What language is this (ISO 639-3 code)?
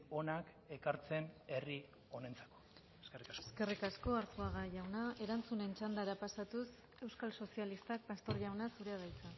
eus